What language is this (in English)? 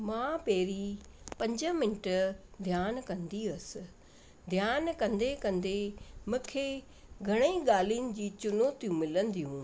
Sindhi